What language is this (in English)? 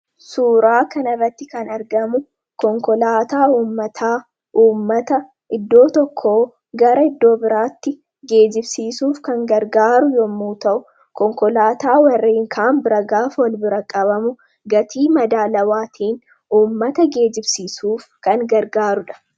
Oromo